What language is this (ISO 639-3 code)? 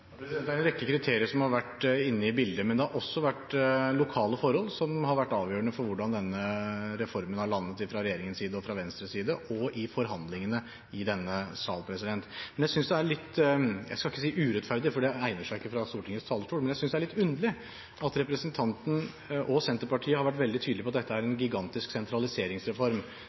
nob